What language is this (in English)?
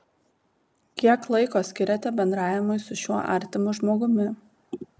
Lithuanian